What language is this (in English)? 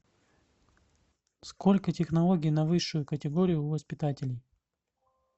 Russian